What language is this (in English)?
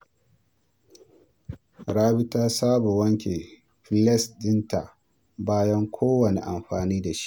Hausa